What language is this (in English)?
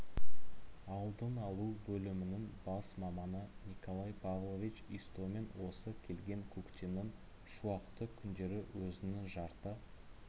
Kazakh